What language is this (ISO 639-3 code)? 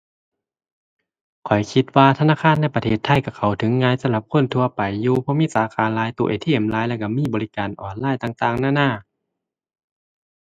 tha